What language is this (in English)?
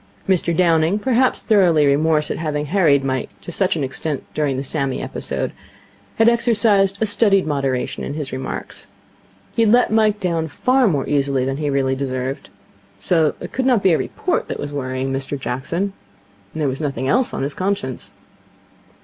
English